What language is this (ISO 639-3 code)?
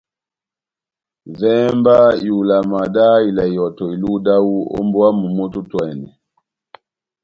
bnm